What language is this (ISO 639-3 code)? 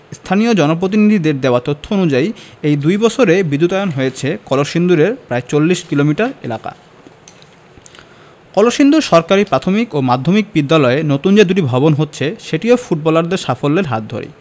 ben